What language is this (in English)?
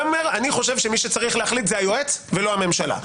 Hebrew